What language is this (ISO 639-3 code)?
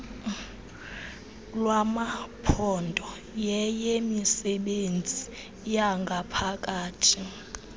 xho